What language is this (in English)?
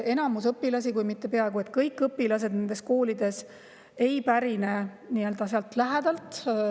Estonian